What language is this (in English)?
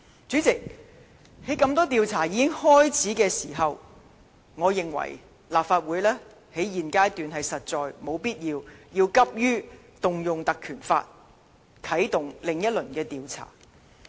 Cantonese